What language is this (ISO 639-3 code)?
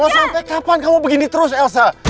ind